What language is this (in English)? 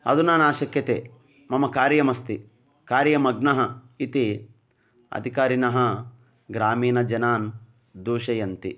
Sanskrit